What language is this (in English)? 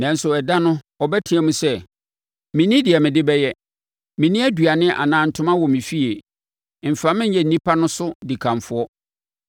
Akan